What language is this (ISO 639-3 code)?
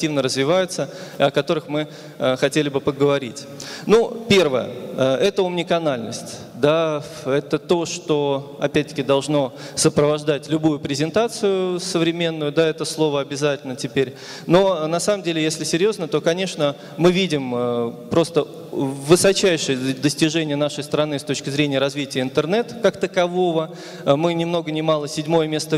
rus